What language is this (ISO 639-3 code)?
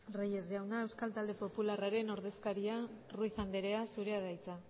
eus